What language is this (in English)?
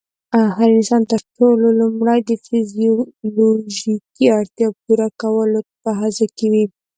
Pashto